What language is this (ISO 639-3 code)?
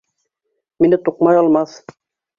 bak